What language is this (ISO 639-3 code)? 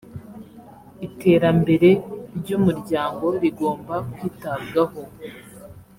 kin